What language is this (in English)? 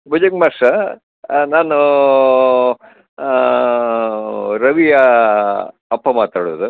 Kannada